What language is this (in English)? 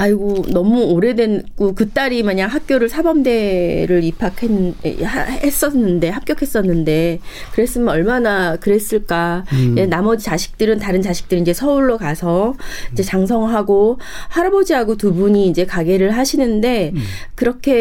Korean